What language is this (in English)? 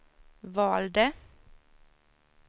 Swedish